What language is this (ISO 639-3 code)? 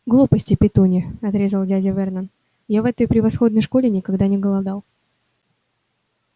rus